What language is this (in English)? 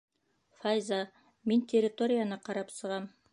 Bashkir